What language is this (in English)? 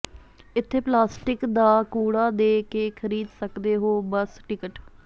Punjabi